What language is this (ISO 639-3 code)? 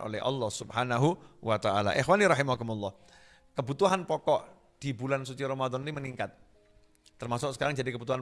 ind